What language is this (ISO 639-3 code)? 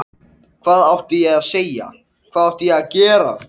isl